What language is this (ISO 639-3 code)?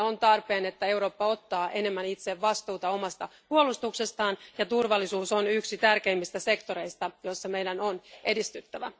fin